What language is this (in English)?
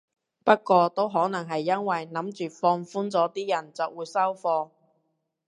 Cantonese